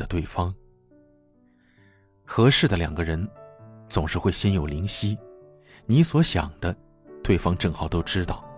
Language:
Chinese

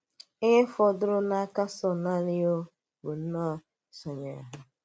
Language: Igbo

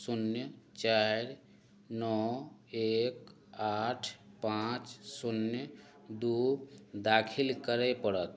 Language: Maithili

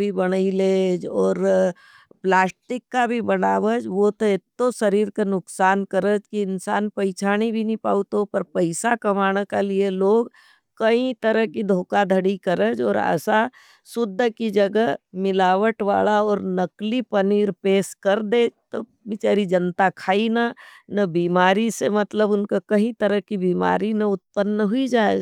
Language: Nimadi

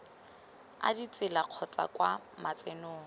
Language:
Tswana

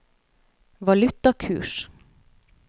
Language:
Norwegian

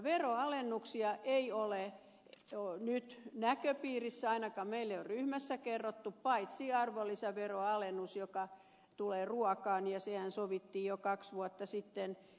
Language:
Finnish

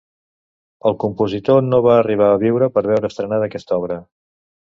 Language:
Catalan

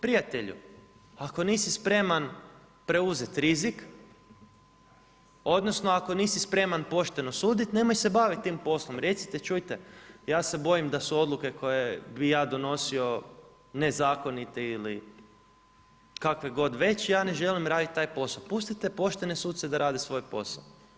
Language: Croatian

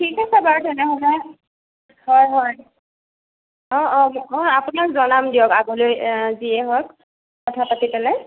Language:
Assamese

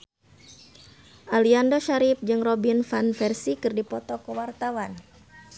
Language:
Sundanese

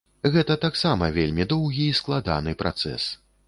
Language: Belarusian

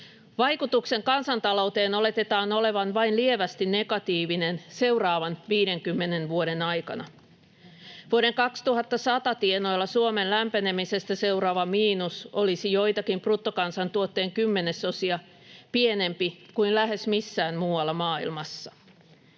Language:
Finnish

